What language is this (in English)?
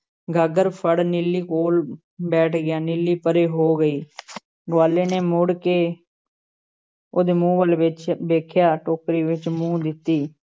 Punjabi